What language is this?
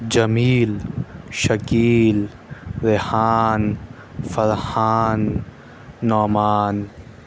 Urdu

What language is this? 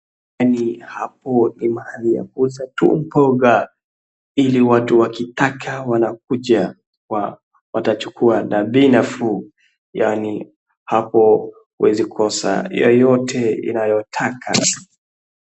Swahili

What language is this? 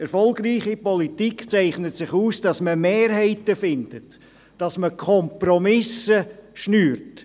Swiss German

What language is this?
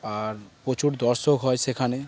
Bangla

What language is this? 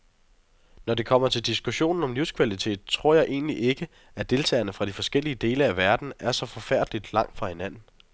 Danish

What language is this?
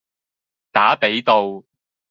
Cantonese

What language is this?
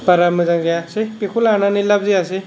Bodo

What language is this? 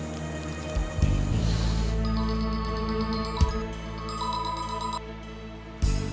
Indonesian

